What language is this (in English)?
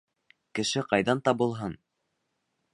Bashkir